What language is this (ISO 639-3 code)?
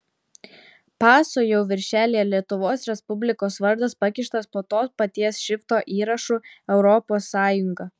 lit